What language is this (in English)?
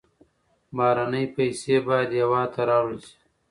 Pashto